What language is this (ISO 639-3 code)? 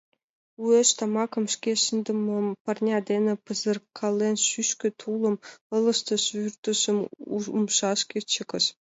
chm